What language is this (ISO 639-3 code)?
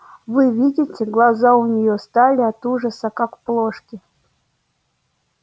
rus